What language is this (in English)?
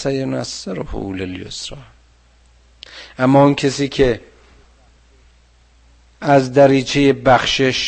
Persian